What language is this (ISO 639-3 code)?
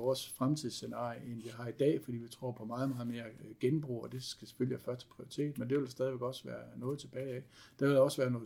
dan